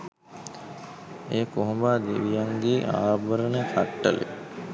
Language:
Sinhala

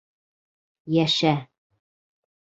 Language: Bashkir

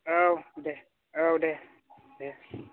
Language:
Bodo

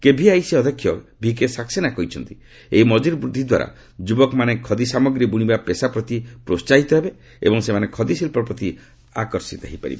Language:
Odia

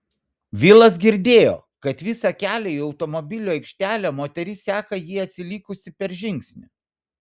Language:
Lithuanian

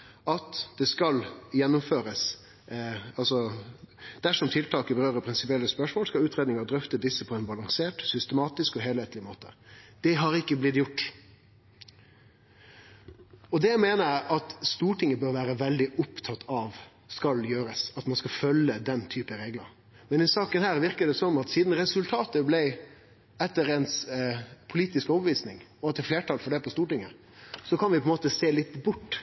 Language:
Norwegian Nynorsk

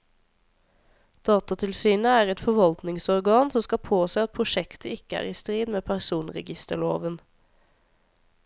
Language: Norwegian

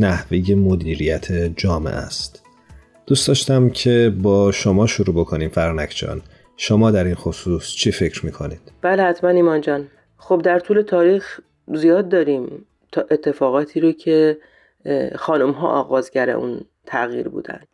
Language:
Persian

